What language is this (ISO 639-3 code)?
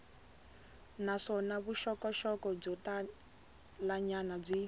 tso